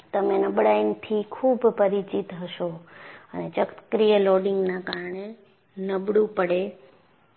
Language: Gujarati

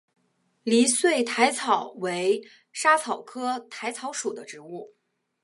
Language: Chinese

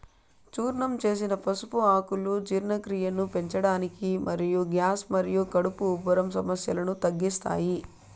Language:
Telugu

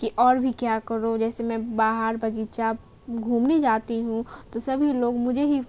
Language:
Urdu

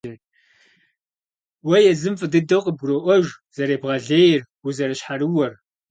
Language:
Kabardian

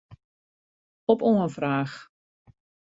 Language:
Western Frisian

